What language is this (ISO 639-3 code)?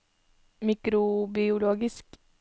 nor